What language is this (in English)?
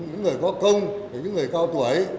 Vietnamese